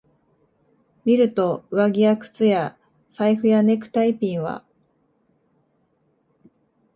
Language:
Japanese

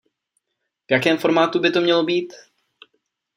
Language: Czech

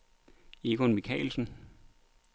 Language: Danish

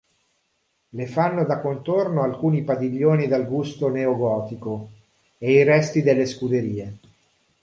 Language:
Italian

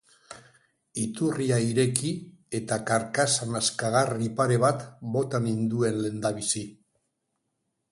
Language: Basque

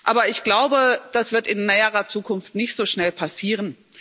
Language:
German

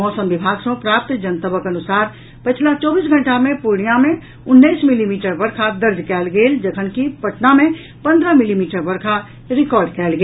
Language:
Maithili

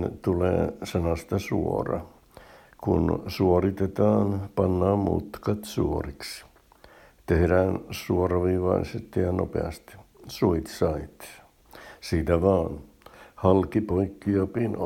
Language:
Finnish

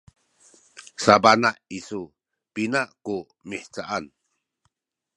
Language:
Sakizaya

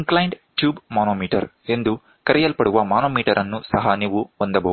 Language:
Kannada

